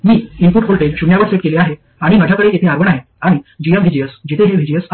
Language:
Marathi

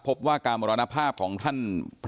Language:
Thai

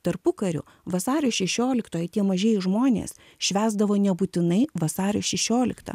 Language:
Lithuanian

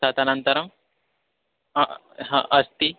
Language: Sanskrit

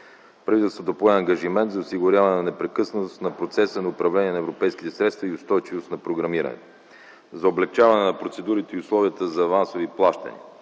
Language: Bulgarian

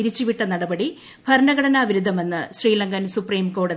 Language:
Malayalam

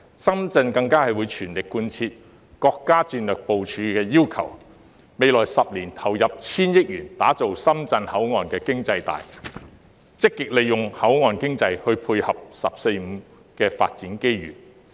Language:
Cantonese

